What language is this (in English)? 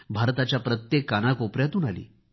Marathi